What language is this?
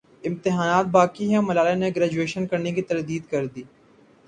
Urdu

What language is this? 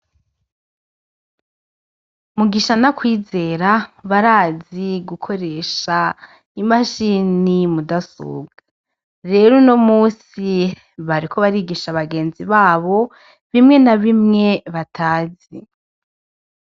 Rundi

